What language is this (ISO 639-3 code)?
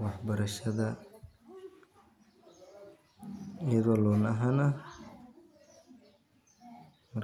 som